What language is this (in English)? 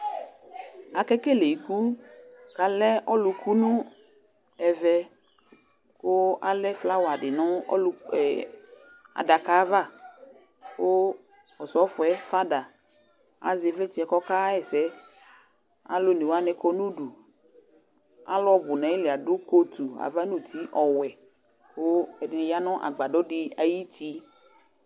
Ikposo